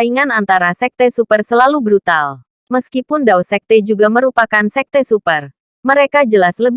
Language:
Indonesian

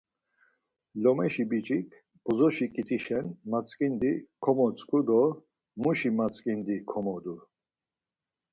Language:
Laz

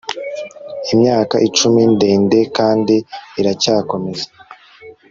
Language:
Kinyarwanda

